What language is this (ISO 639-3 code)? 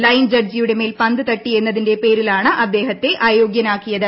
mal